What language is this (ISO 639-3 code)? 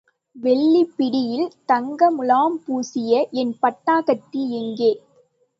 tam